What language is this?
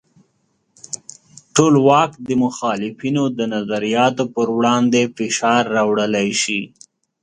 Pashto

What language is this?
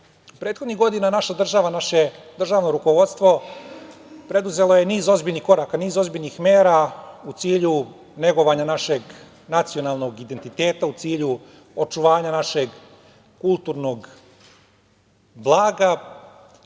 Serbian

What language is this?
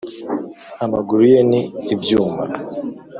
Kinyarwanda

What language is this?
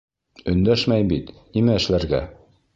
Bashkir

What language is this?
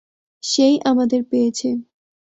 Bangla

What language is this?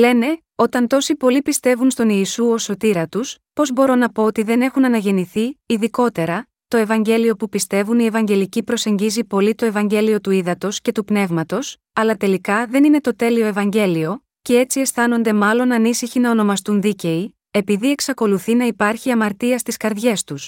Greek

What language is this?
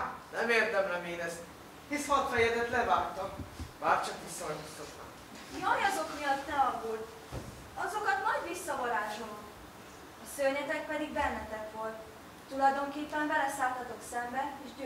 Hungarian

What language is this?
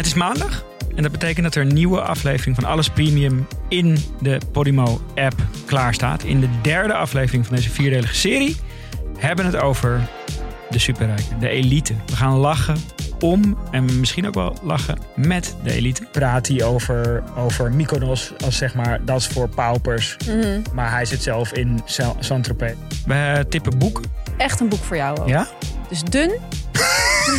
Dutch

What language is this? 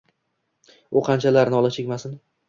Uzbek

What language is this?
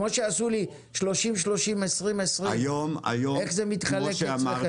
Hebrew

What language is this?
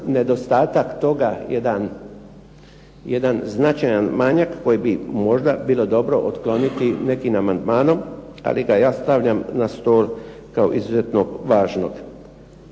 Croatian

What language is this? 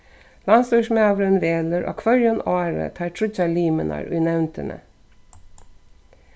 Faroese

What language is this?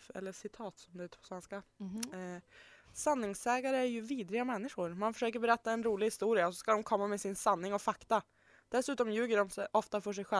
Swedish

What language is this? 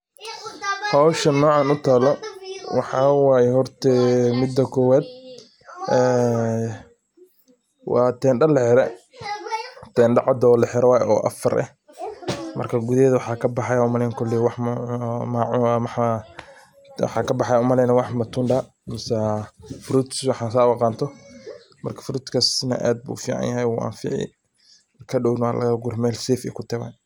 Somali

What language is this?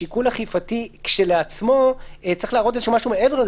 Hebrew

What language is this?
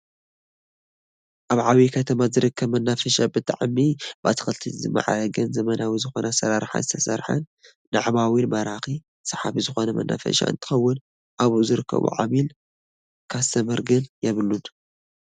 Tigrinya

